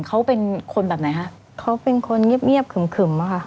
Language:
Thai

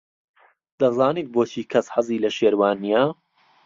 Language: Central Kurdish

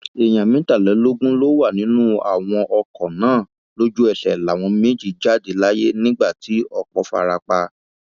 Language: Yoruba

